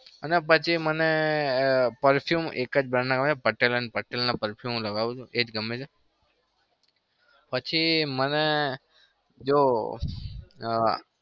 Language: Gujarati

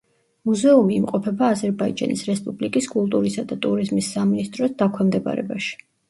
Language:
Georgian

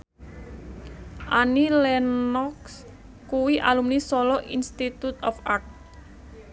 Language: Javanese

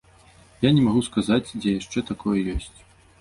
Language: Belarusian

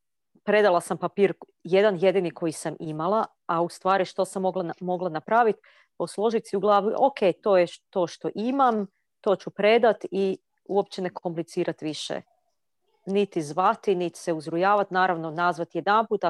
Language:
Croatian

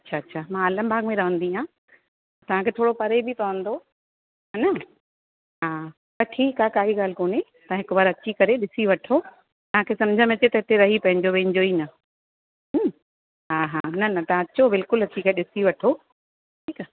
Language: Sindhi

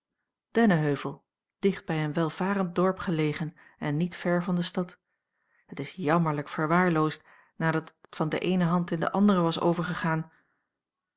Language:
Dutch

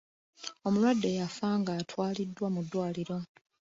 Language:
Ganda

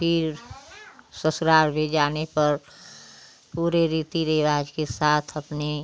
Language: Hindi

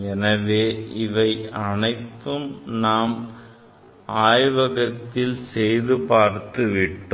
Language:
Tamil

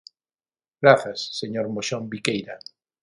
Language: Galician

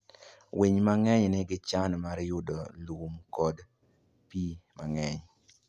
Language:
Luo (Kenya and Tanzania)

